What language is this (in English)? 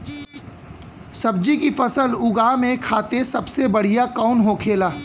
Bhojpuri